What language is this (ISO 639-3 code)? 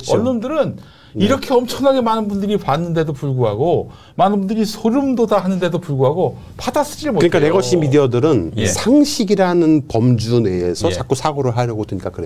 kor